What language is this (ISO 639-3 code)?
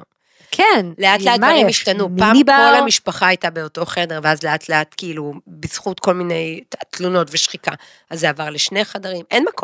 heb